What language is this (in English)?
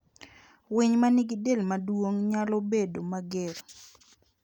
Luo (Kenya and Tanzania)